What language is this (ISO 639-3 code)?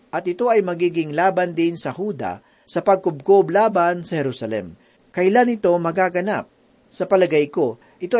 fil